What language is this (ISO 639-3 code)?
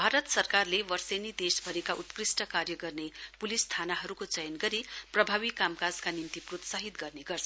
nep